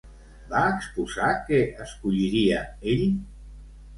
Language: Catalan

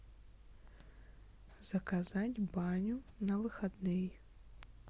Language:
Russian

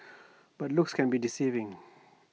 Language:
English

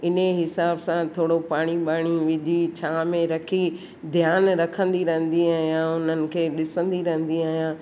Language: Sindhi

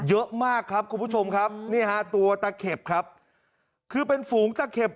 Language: Thai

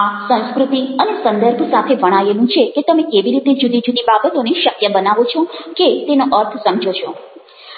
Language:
Gujarati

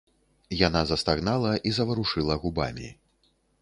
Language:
Belarusian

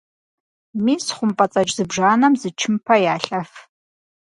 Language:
Kabardian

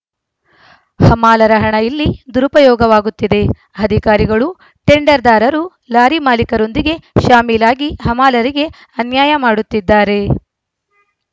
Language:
Kannada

